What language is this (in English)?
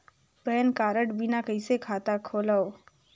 Chhattisgarhi